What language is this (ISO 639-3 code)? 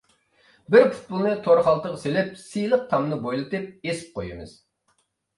uig